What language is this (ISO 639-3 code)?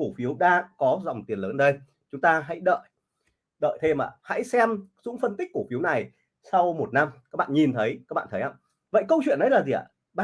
vie